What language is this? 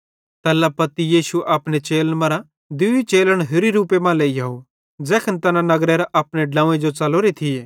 Bhadrawahi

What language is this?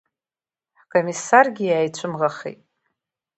Abkhazian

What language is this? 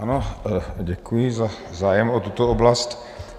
Czech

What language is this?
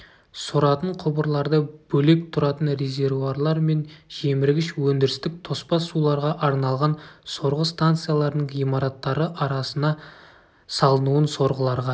Kazakh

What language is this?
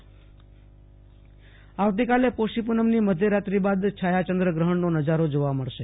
Gujarati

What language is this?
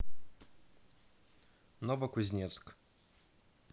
Russian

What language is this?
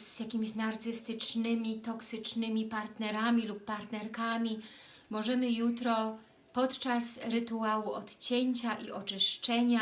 Polish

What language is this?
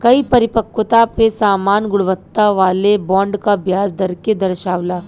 Bhojpuri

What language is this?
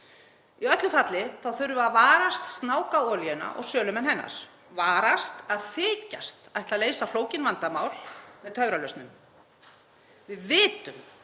Icelandic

